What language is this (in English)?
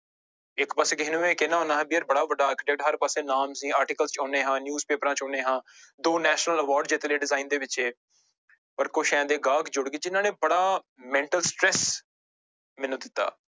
Punjabi